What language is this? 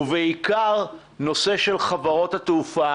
Hebrew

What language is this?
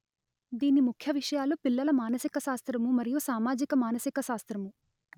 Telugu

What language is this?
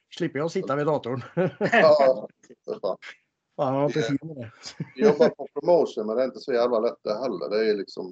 Swedish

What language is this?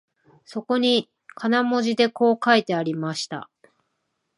Japanese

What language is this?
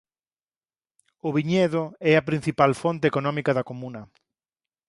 Galician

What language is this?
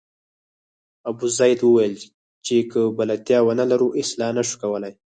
Pashto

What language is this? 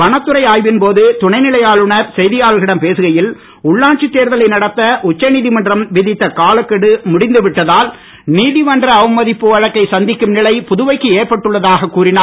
Tamil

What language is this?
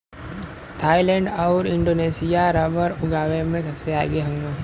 Bhojpuri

